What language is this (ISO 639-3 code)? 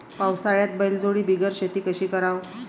mar